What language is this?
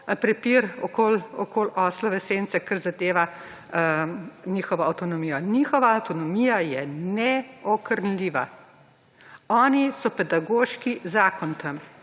Slovenian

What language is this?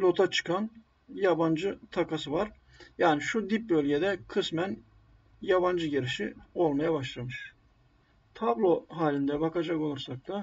Turkish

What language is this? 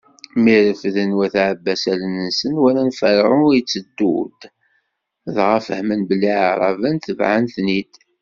Kabyle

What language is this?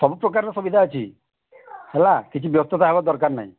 Odia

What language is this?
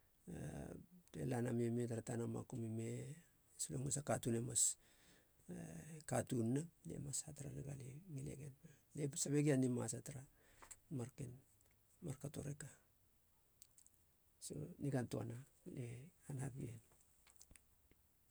Halia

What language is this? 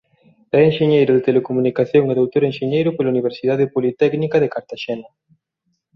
Galician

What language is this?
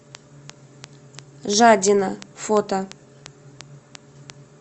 Russian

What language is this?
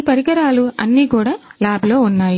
Telugu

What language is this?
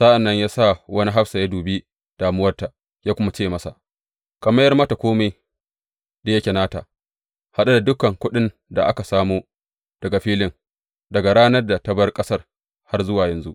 Hausa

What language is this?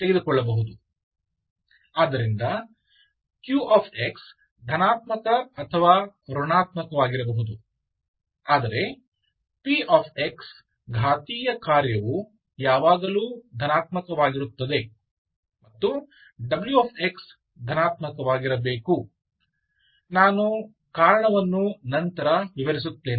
Kannada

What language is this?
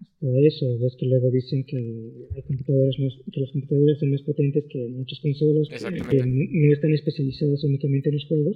Spanish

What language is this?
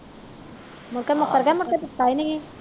Punjabi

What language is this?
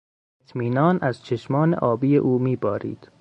Persian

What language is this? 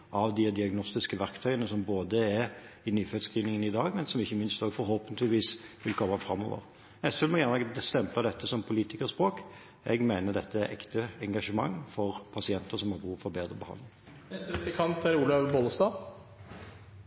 Norwegian Bokmål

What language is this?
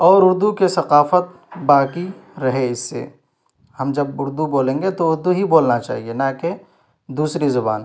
Urdu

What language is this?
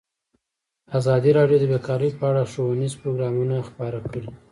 Pashto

